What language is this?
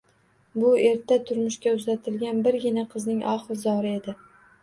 Uzbek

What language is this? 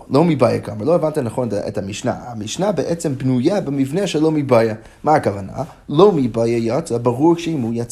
Hebrew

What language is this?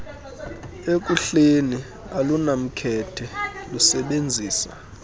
Xhosa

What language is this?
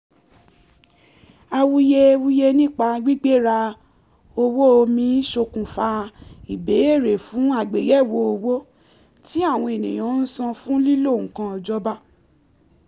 Yoruba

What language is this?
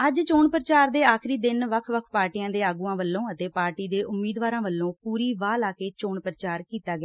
Punjabi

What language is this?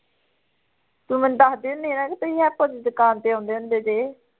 Punjabi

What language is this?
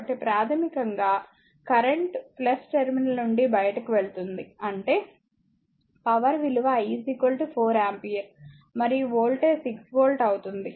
Telugu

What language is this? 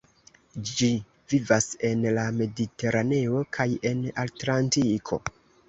Esperanto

